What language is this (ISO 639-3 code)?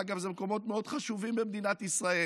heb